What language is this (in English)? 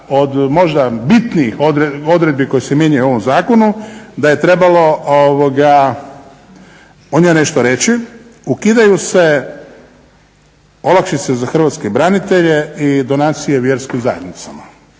Croatian